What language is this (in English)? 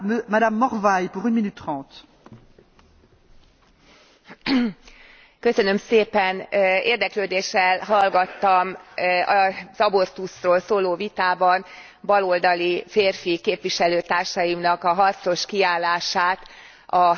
Hungarian